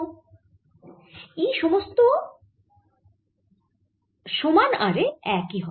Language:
Bangla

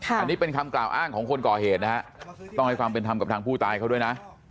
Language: Thai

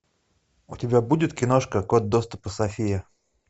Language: Russian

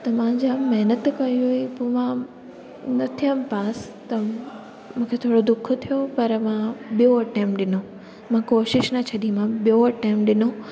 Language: Sindhi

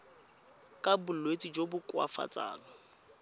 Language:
Tswana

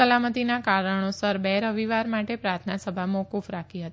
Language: Gujarati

